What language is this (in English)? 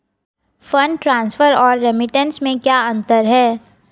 Hindi